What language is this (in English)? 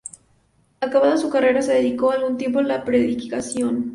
Spanish